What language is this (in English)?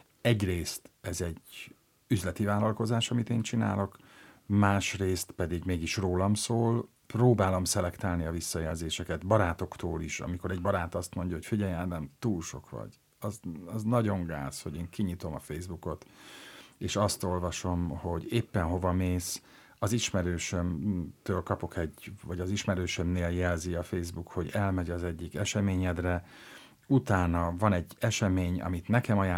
Hungarian